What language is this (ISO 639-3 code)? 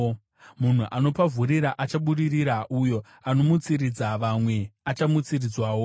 sna